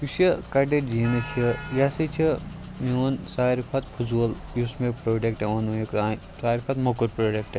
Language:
Kashmiri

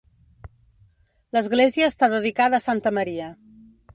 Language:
Catalan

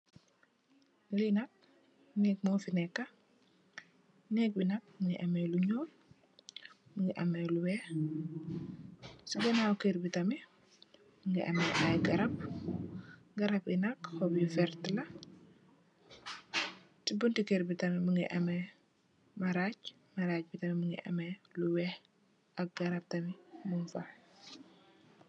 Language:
Wolof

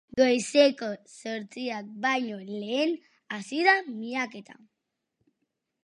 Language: Basque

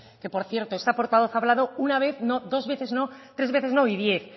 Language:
Spanish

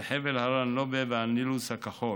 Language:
Hebrew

